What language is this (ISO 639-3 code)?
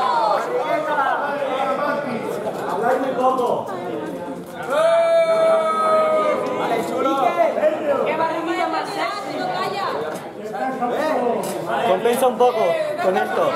spa